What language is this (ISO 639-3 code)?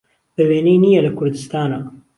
ckb